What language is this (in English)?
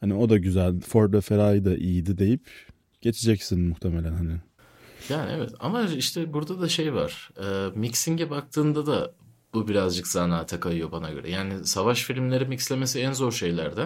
Turkish